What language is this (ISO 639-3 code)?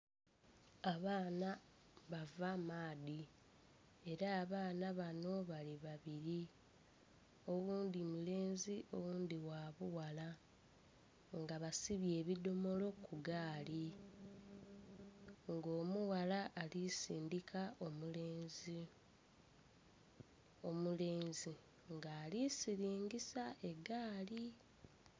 xog